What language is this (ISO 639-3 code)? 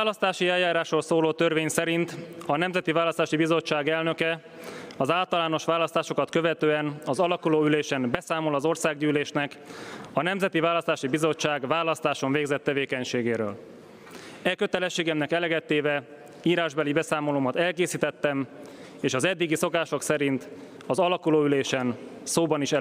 hun